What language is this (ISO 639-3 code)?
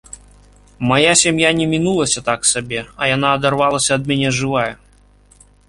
bel